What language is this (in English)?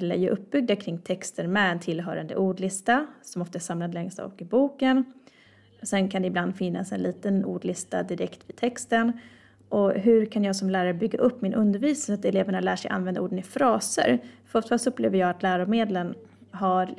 Swedish